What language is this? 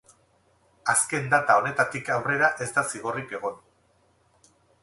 Basque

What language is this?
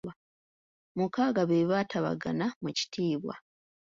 Ganda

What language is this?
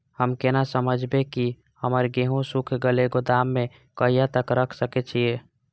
Maithili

